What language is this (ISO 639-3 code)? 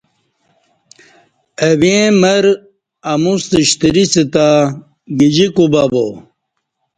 bsh